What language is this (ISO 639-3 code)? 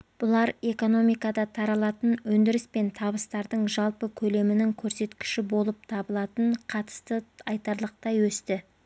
kaz